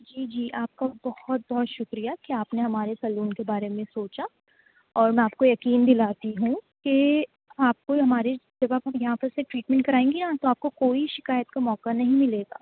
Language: Urdu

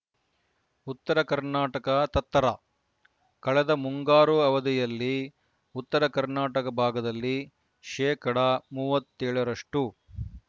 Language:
Kannada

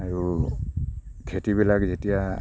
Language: Assamese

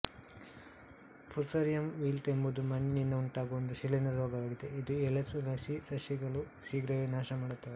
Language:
Kannada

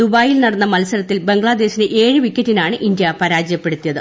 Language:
Malayalam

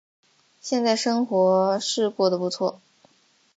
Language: Chinese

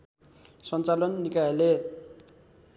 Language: Nepali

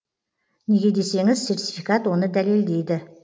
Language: Kazakh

